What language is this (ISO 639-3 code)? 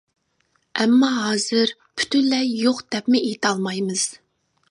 uig